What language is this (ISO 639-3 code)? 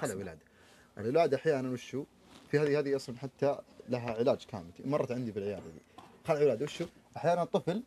ara